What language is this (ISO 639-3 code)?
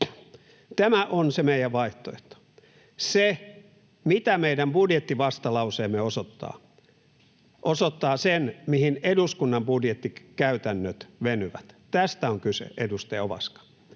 fin